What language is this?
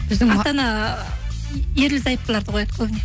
Kazakh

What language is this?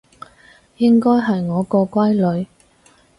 Cantonese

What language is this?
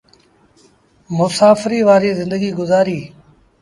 Sindhi Bhil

